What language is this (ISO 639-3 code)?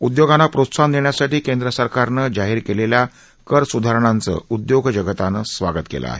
mar